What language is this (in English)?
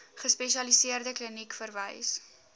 Afrikaans